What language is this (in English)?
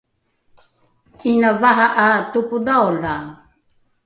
Rukai